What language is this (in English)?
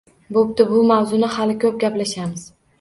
Uzbek